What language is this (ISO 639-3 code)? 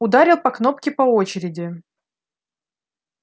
rus